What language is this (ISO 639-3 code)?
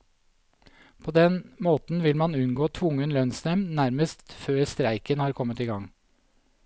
nor